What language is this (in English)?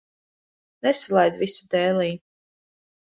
Latvian